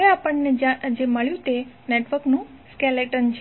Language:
Gujarati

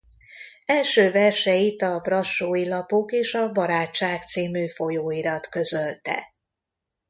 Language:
Hungarian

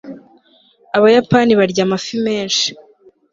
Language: Kinyarwanda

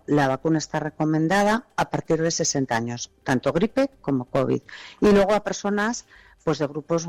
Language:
Spanish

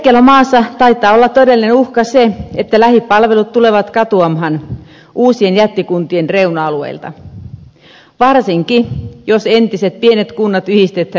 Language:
Finnish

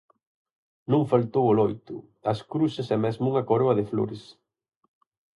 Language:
Galician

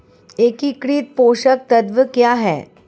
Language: Hindi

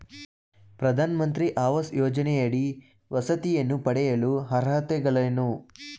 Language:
Kannada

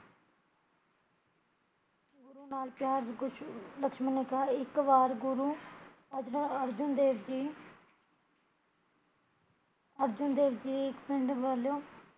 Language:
Punjabi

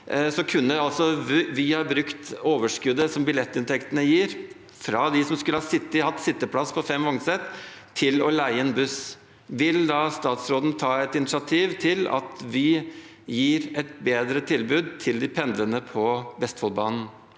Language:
Norwegian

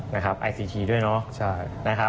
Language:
Thai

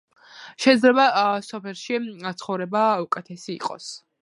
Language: Georgian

